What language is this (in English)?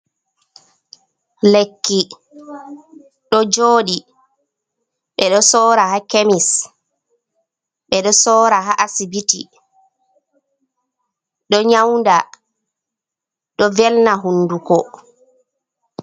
Fula